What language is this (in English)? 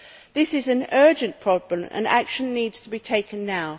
English